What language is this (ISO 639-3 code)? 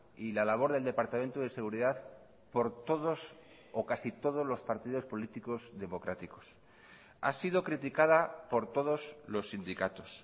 spa